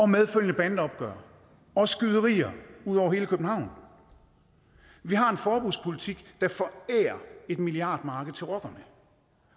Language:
Danish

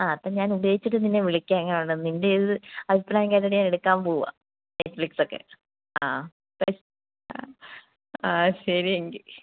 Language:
Malayalam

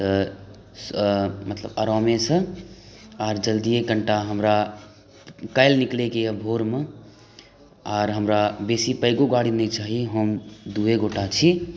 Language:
Maithili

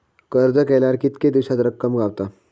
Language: Marathi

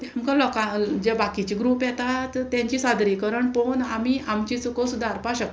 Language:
Konkani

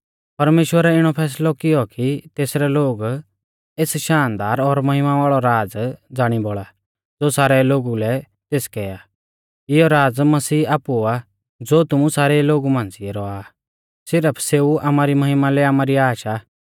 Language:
Mahasu Pahari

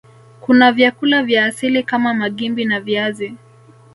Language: Swahili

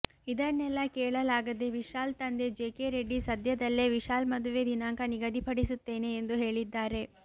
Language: Kannada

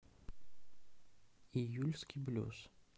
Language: Russian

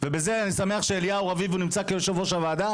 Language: Hebrew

